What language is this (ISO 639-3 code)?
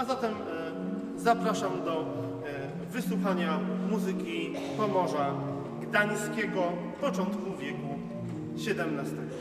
pol